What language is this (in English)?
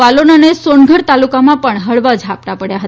Gujarati